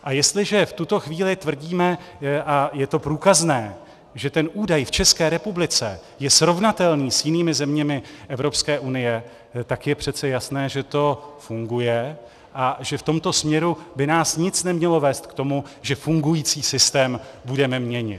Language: Czech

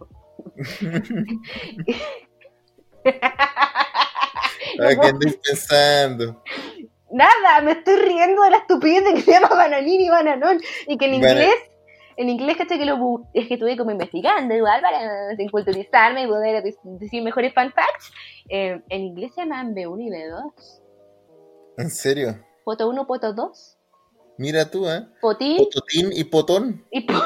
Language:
Spanish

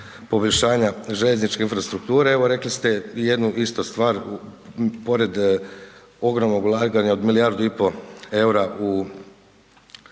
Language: Croatian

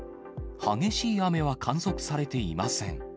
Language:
Japanese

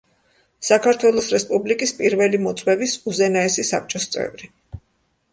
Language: Georgian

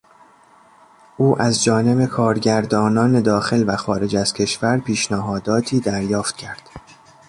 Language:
Persian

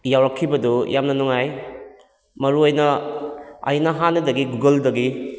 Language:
Manipuri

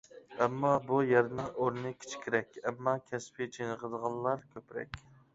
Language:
Uyghur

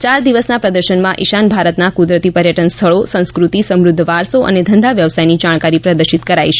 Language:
Gujarati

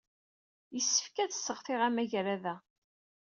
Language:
Kabyle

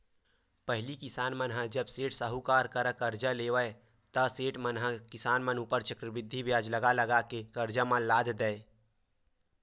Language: Chhattisgarhi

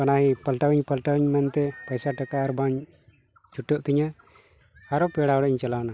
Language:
Santali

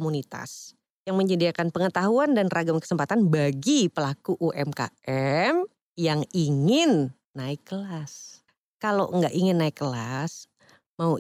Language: Indonesian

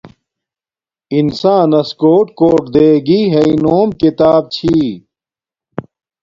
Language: Domaaki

